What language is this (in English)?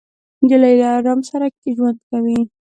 Pashto